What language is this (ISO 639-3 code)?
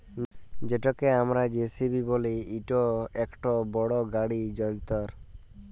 ben